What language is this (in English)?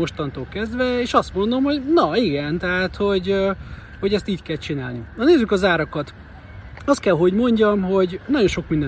Hungarian